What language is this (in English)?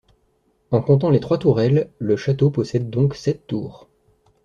French